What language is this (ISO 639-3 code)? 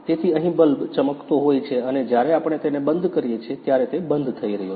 guj